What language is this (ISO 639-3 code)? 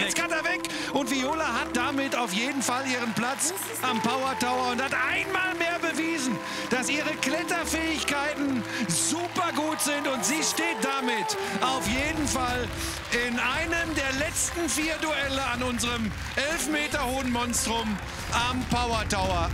deu